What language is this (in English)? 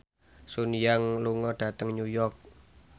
Javanese